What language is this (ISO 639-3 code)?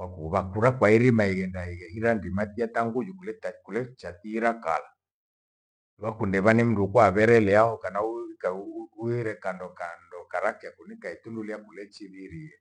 gwe